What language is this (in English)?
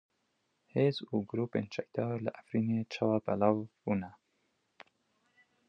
Kurdish